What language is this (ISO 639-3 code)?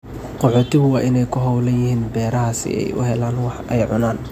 som